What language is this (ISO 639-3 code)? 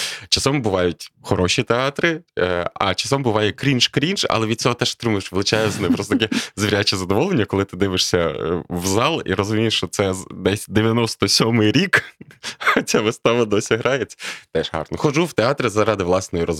ukr